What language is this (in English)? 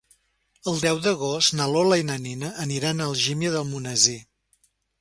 Catalan